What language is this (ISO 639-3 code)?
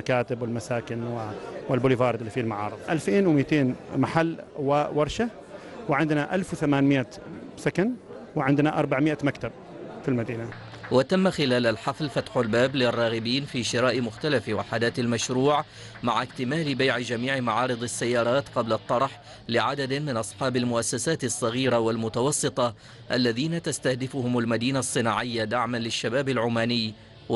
ara